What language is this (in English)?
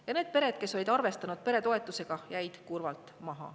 Estonian